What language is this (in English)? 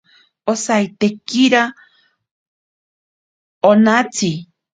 Ashéninka Perené